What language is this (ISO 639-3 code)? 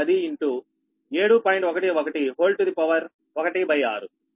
tel